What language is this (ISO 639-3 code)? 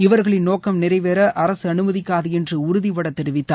tam